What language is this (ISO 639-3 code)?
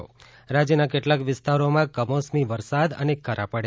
guj